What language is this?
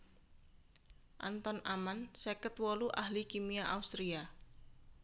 Javanese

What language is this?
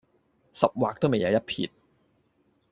Cantonese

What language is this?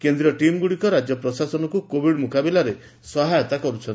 Odia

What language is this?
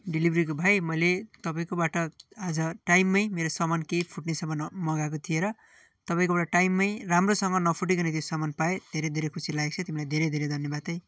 Nepali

